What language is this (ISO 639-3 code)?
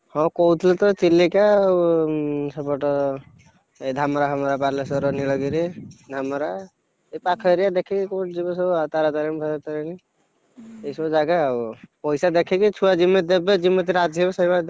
ori